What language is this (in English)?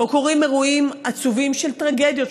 Hebrew